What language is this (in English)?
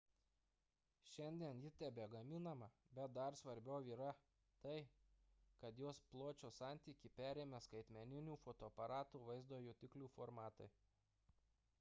Lithuanian